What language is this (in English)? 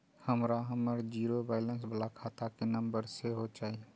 Maithili